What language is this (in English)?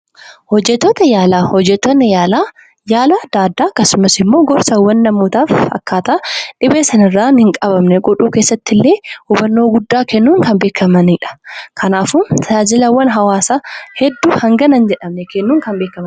Oromo